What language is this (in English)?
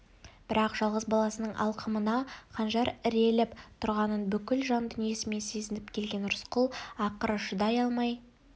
Kazakh